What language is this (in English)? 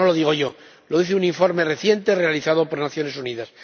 Spanish